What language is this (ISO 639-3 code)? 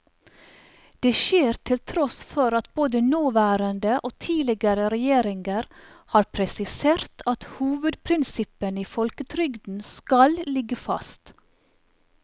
nor